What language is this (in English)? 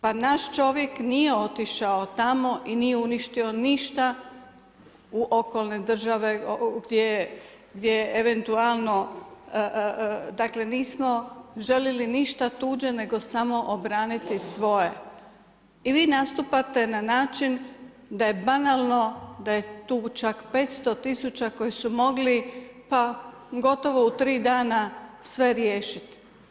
Croatian